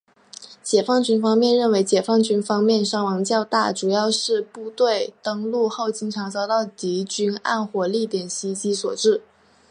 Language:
Chinese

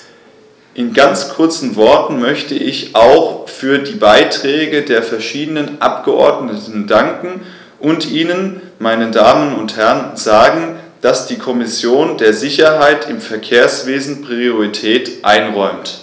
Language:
German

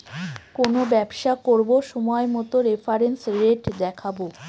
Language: Bangla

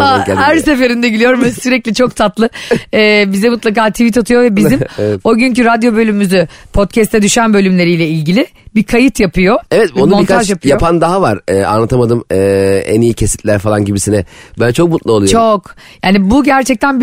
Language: Turkish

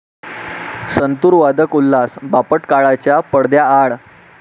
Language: Marathi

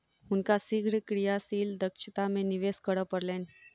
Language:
Maithili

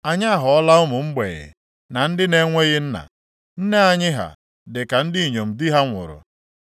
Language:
Igbo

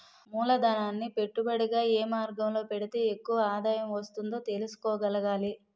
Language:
Telugu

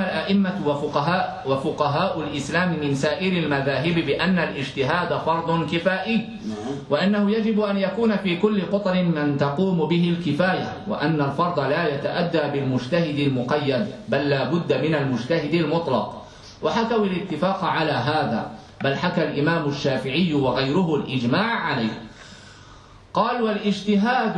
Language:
Arabic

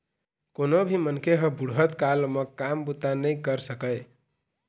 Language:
Chhattisgarhi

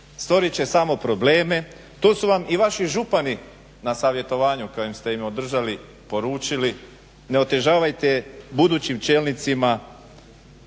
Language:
Croatian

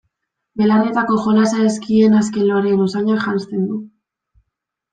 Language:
Basque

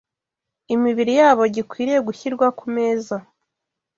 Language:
Kinyarwanda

